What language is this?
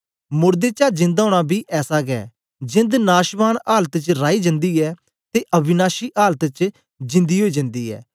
Dogri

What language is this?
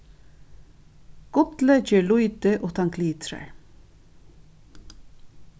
Faroese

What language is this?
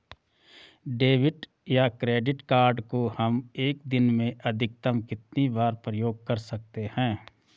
Hindi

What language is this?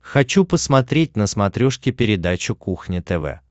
Russian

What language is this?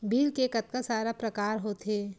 Chhattisgarhi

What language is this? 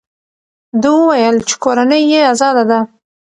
Pashto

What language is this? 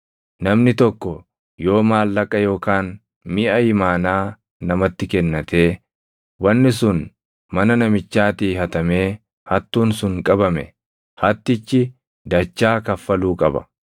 Oromo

